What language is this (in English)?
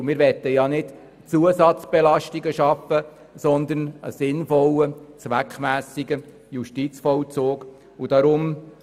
Swiss German